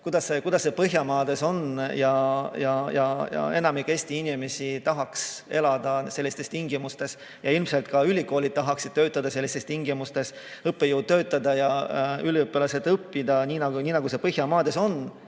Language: Estonian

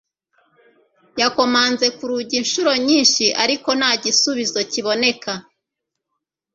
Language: Kinyarwanda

